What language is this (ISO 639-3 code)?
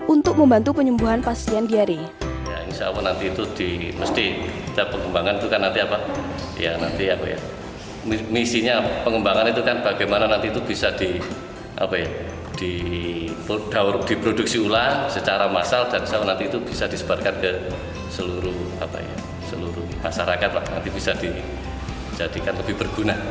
ind